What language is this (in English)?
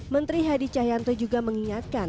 Indonesian